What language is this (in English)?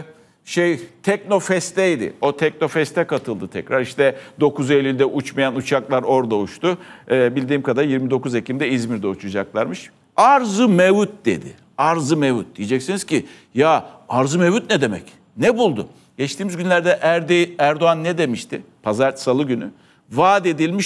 Turkish